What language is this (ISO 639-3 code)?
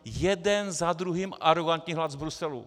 ces